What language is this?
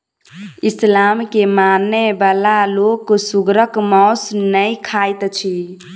Maithili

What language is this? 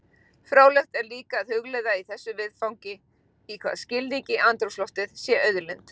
Icelandic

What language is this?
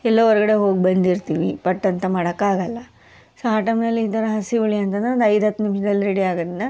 Kannada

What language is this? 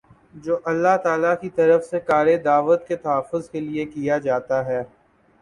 Urdu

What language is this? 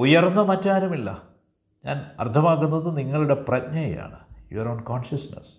Malayalam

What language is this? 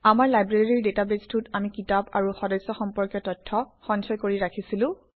Assamese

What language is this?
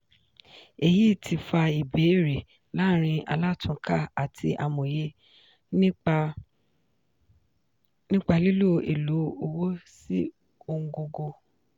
Yoruba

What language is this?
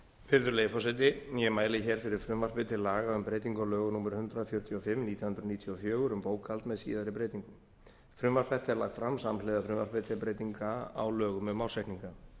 Icelandic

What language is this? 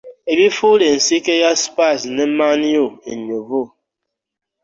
Ganda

